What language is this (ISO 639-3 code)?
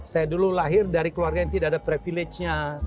ind